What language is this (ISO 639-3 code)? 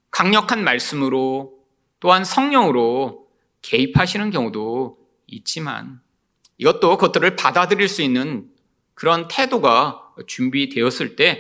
kor